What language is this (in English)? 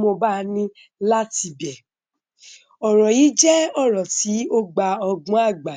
Yoruba